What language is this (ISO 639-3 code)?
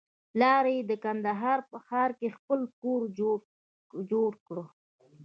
pus